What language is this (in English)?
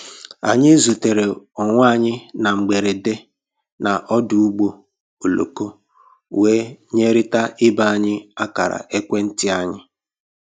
Igbo